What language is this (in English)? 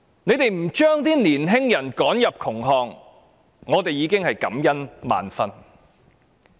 Cantonese